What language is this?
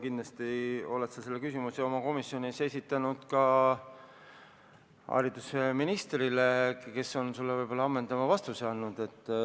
Estonian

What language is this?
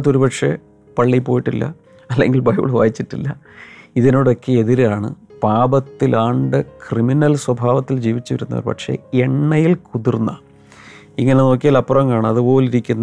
Malayalam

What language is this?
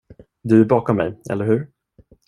Swedish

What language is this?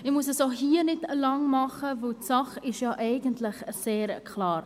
Swiss German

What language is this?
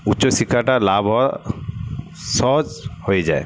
Bangla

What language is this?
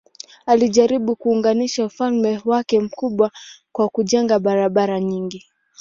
Swahili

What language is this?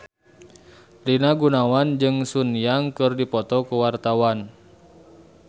Sundanese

